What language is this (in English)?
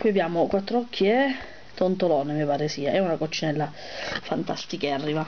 Italian